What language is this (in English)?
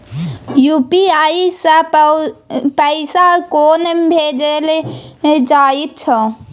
Maithili